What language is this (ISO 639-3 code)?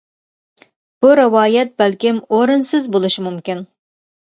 uig